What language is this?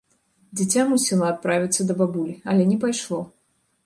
Belarusian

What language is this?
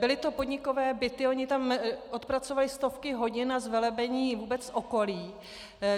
Czech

